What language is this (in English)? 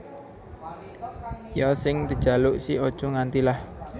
Javanese